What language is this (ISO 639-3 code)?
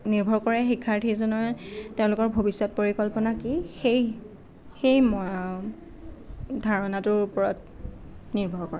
asm